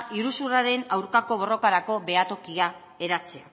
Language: Basque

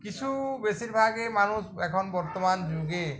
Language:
Bangla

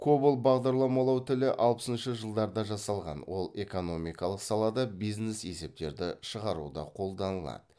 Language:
Kazakh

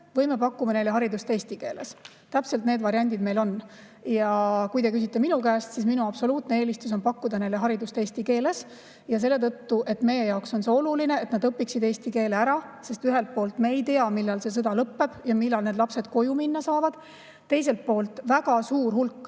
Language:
Estonian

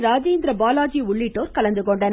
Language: Tamil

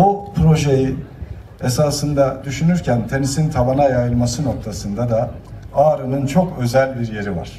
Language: Turkish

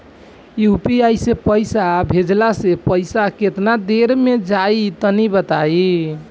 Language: Bhojpuri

